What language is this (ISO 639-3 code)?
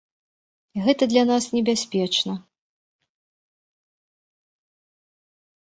bel